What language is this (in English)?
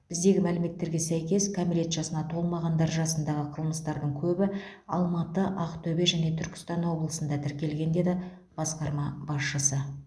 Kazakh